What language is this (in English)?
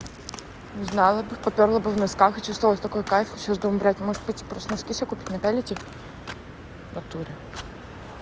Russian